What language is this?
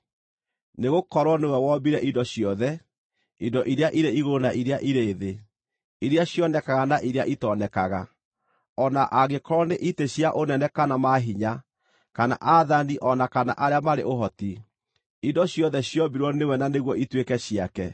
Kikuyu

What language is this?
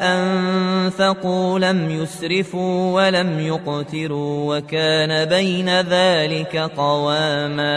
Arabic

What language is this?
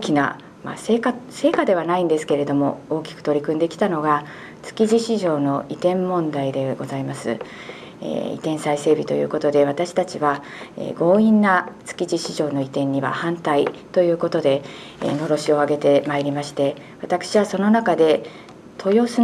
Japanese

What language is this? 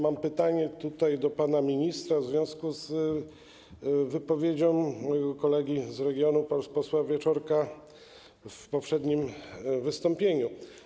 Polish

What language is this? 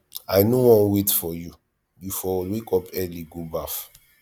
Nigerian Pidgin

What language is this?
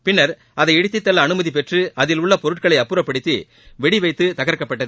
Tamil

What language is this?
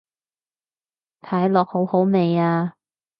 Cantonese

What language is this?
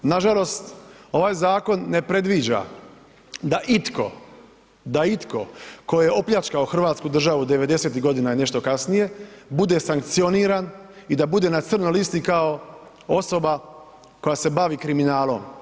Croatian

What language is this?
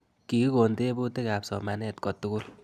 Kalenjin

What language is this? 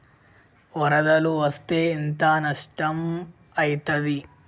Telugu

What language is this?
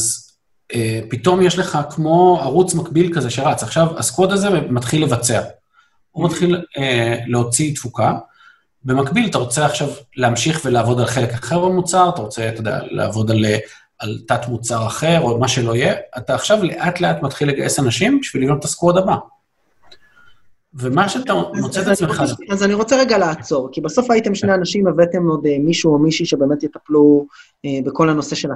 Hebrew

